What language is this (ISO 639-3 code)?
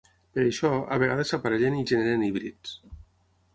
cat